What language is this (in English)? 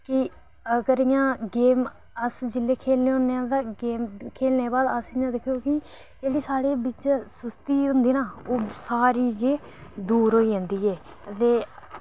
Dogri